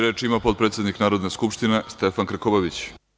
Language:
Serbian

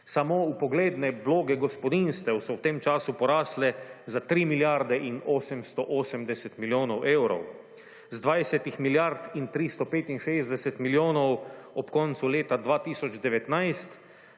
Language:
Slovenian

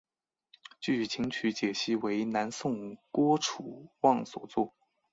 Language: Chinese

